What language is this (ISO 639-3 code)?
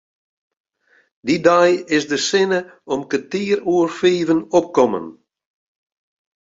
fry